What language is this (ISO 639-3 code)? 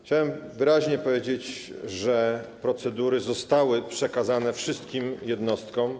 pol